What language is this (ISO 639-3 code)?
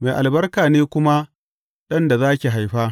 hau